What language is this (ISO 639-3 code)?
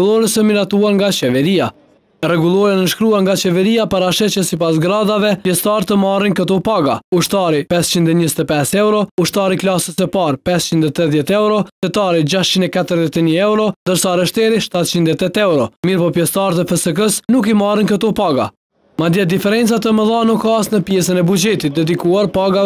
tur